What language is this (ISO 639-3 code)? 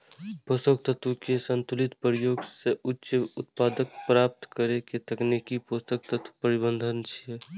mai